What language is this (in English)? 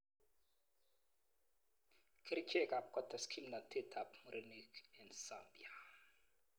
Kalenjin